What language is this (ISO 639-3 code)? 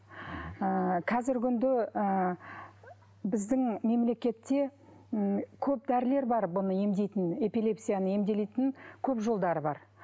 kaz